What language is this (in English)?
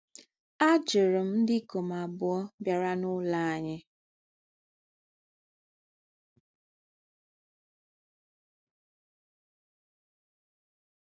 Igbo